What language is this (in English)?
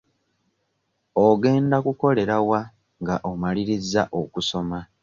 Ganda